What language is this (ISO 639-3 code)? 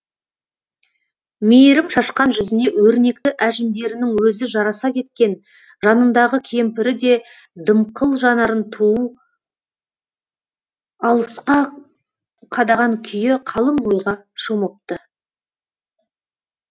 kaz